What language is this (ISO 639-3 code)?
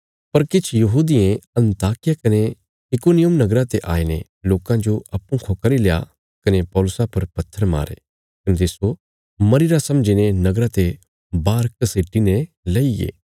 kfs